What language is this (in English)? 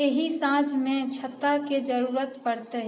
Maithili